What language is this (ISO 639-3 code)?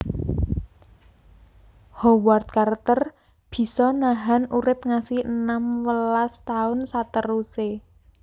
jav